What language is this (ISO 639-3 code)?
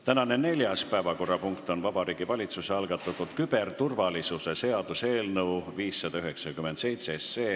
est